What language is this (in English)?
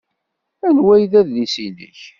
Kabyle